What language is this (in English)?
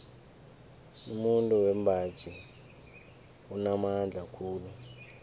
South Ndebele